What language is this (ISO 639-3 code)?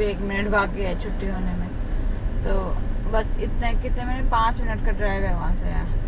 hin